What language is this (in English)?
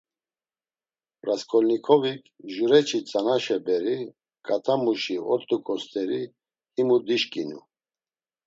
Laz